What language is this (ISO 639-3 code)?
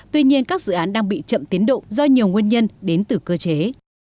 vie